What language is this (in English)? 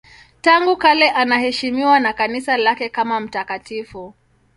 Swahili